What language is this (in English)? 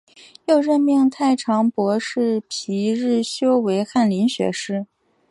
Chinese